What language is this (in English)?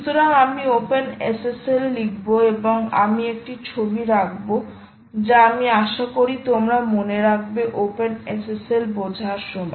Bangla